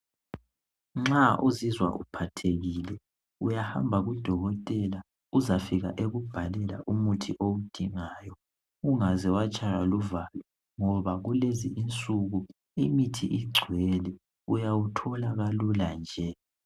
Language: North Ndebele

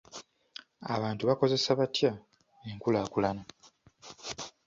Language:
Ganda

